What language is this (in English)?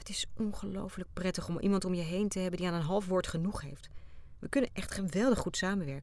Dutch